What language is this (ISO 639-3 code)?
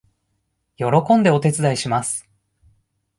jpn